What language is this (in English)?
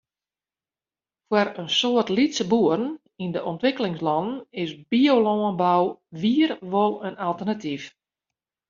Western Frisian